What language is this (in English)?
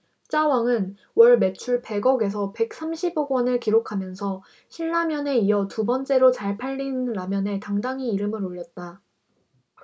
Korean